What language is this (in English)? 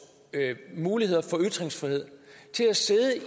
Danish